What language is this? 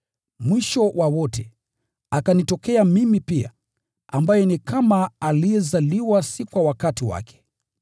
Swahili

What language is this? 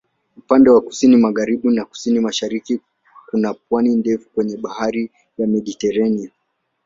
Swahili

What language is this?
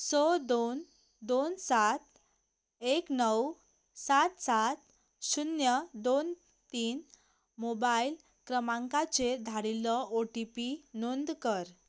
Konkani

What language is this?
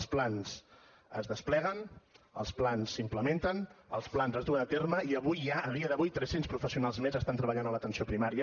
Catalan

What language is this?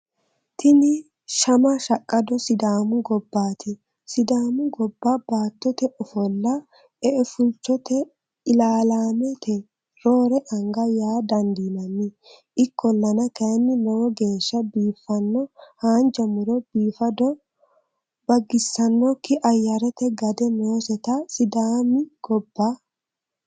Sidamo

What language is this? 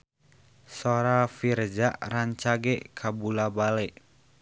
Sundanese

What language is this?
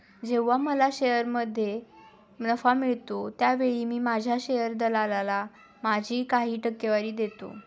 Marathi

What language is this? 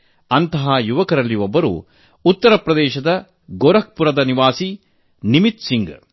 Kannada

